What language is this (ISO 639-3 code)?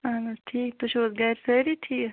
kas